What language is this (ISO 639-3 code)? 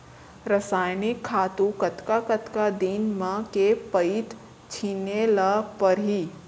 hne